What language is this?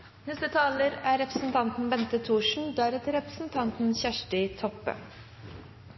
Norwegian Nynorsk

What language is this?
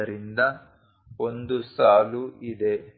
Kannada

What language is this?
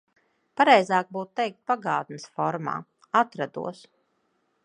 Latvian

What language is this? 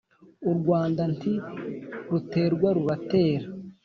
Kinyarwanda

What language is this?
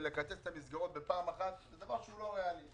Hebrew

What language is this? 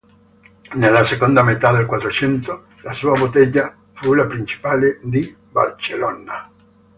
Italian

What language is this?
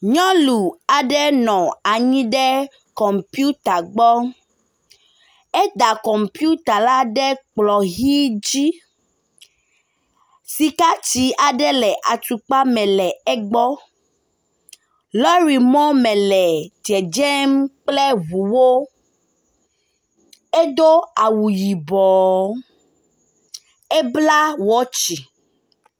Ewe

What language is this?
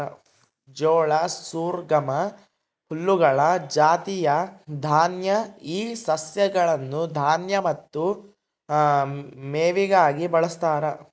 Kannada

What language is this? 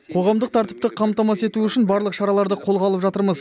Kazakh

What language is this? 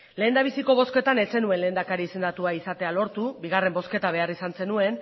Basque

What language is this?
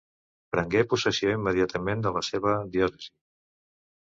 Catalan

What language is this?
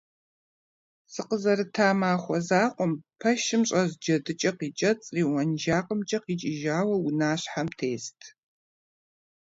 Kabardian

